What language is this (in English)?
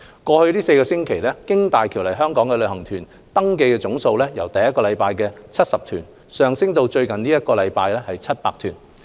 Cantonese